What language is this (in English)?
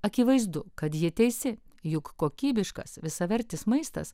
Lithuanian